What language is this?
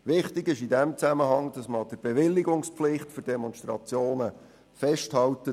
Swiss German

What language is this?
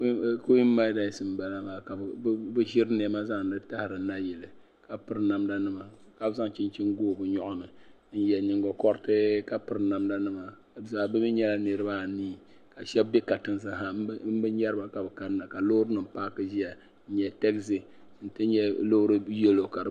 Dagbani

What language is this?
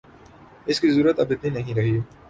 Urdu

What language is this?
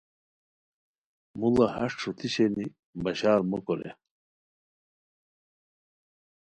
Khowar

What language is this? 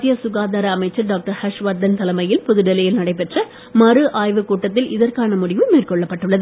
Tamil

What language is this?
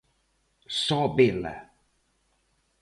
Galician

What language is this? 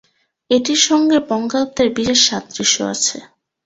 Bangla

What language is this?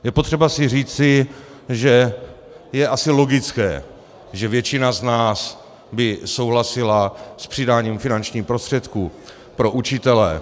Czech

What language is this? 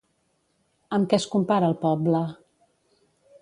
Catalan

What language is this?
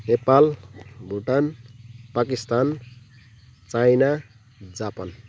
Nepali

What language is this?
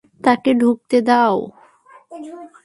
Bangla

